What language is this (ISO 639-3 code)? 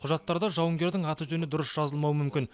kaz